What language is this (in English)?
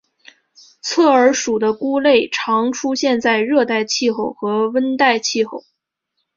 Chinese